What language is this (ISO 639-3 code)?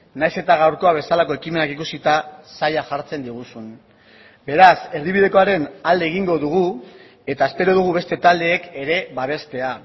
eus